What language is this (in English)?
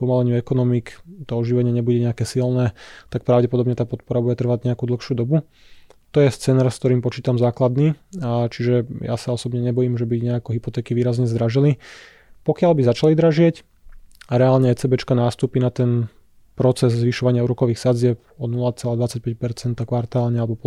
Slovak